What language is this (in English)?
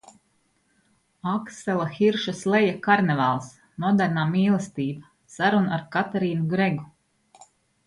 Latvian